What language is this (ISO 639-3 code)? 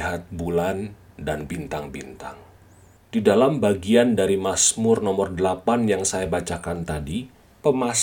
ind